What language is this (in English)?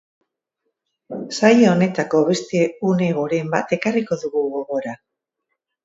Basque